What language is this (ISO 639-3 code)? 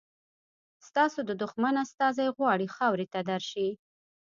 pus